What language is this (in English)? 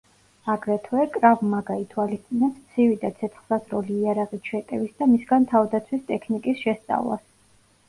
Georgian